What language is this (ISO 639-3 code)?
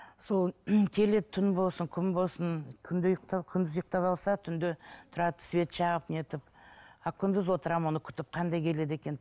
kaz